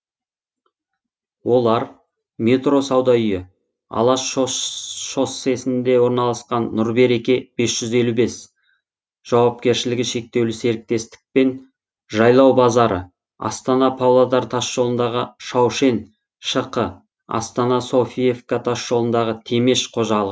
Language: Kazakh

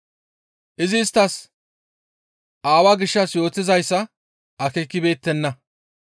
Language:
Gamo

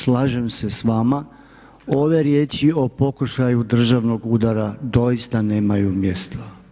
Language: Croatian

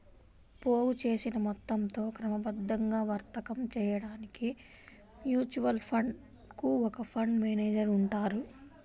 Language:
Telugu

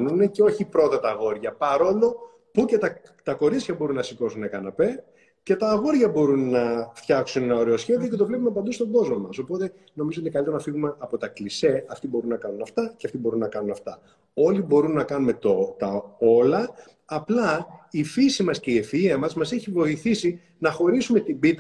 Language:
Greek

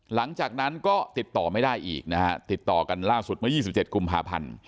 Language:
Thai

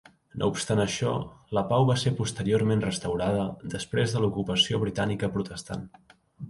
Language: Catalan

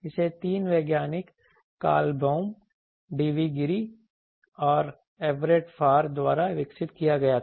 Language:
Hindi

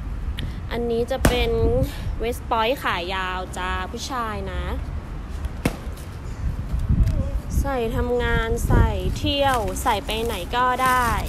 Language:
Thai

